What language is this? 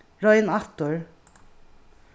Faroese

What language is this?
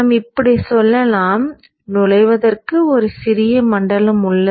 Tamil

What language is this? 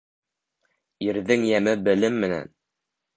Bashkir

